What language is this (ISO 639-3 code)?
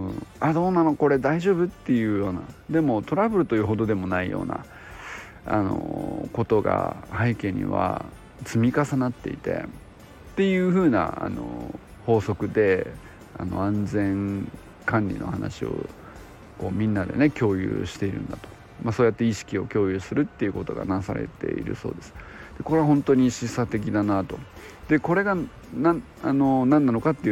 jpn